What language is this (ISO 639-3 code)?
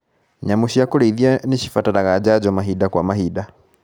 kik